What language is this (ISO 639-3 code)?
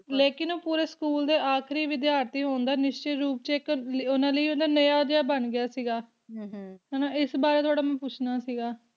pan